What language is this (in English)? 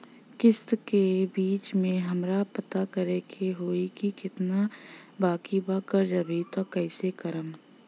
Bhojpuri